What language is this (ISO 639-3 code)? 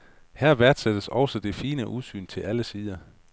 dan